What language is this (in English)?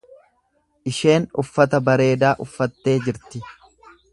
Oromo